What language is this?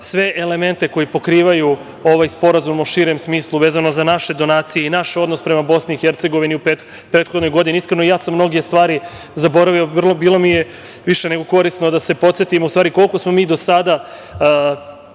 Serbian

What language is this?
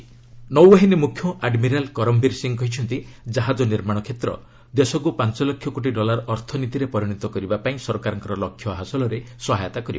Odia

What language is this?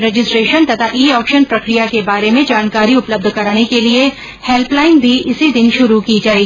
Hindi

